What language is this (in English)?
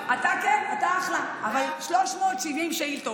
Hebrew